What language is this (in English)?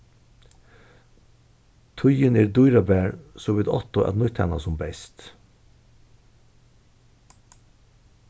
Faroese